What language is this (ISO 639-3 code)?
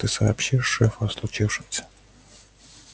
rus